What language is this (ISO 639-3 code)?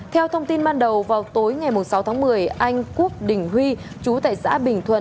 vie